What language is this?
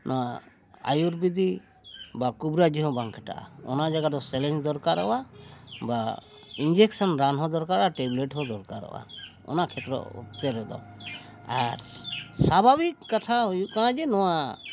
Santali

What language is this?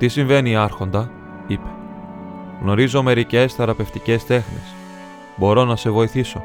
Greek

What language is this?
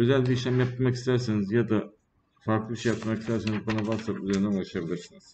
Turkish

